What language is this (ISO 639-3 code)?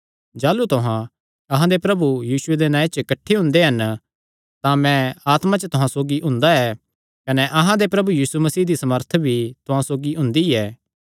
xnr